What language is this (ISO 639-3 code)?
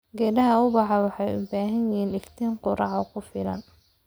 som